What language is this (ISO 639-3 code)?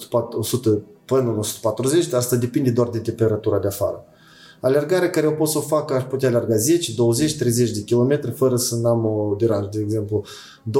ron